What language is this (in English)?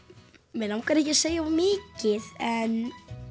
Icelandic